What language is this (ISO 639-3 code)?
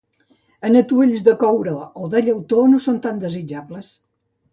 cat